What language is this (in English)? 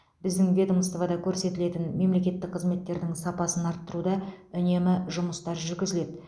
Kazakh